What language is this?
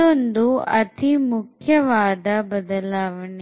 Kannada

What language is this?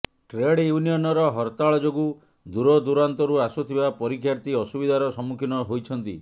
Odia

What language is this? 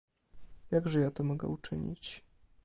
Polish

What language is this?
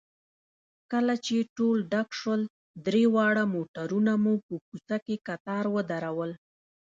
Pashto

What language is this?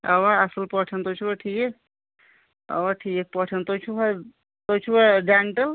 Kashmiri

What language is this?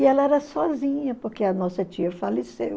Portuguese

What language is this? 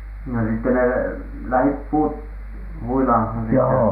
Finnish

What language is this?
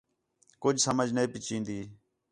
Khetrani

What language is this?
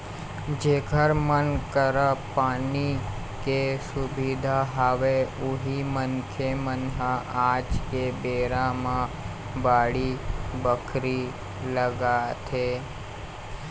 Chhattisgarhi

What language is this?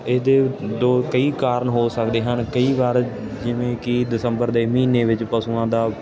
Punjabi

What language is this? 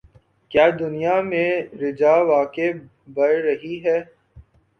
Urdu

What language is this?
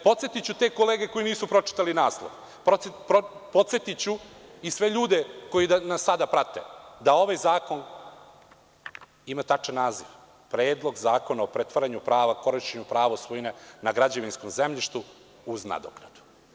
Serbian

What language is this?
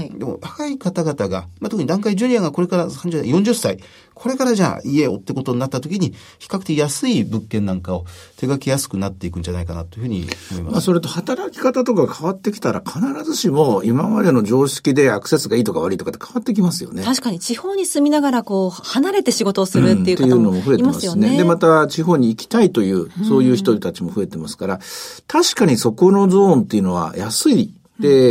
Japanese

